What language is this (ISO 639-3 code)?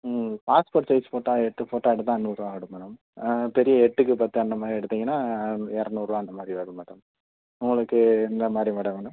tam